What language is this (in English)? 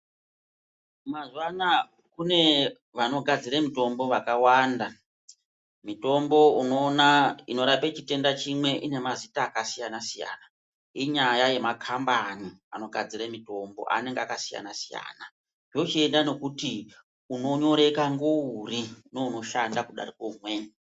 Ndau